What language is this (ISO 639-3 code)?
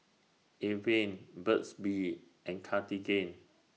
eng